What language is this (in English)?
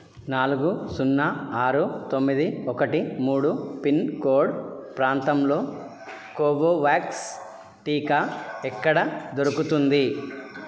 Telugu